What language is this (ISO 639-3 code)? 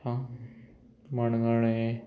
kok